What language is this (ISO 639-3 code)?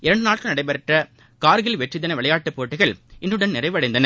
tam